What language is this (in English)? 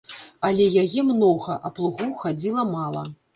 Belarusian